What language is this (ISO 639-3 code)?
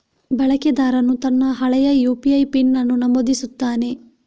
kan